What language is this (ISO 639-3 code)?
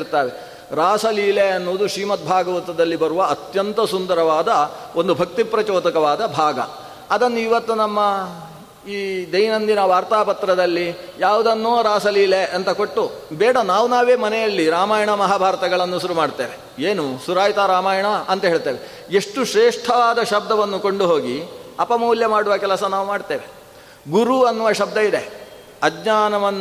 kan